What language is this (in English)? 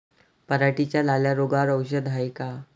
Marathi